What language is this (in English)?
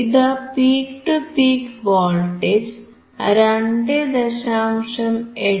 Malayalam